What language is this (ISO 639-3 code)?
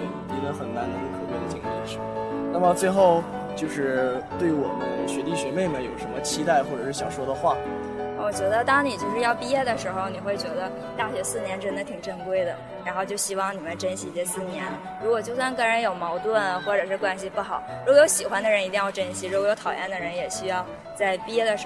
zho